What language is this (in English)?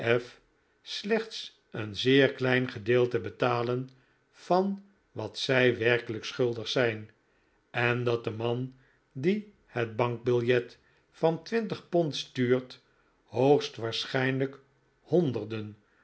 Dutch